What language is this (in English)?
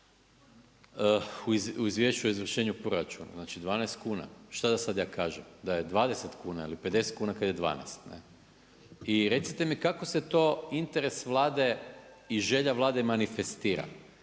Croatian